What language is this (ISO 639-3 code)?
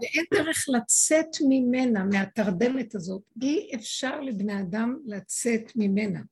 heb